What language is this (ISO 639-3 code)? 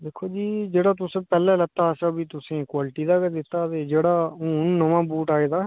doi